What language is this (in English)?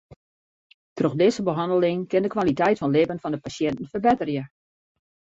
Western Frisian